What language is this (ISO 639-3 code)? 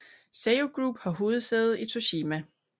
dan